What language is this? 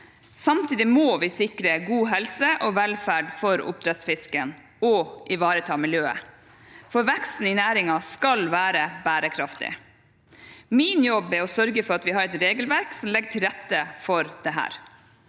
Norwegian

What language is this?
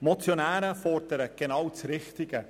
Swiss German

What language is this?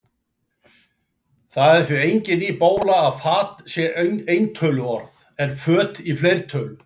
Icelandic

